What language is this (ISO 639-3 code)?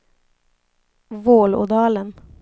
swe